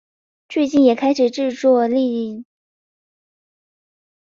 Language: Chinese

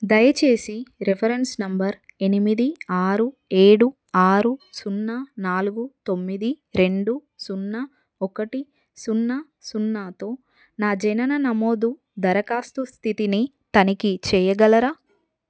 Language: Telugu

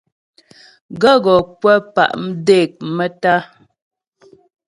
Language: Ghomala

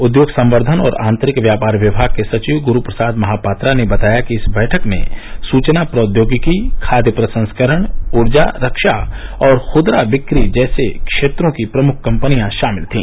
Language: Hindi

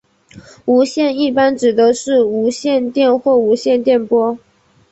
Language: Chinese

